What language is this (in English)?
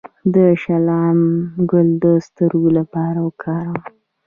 Pashto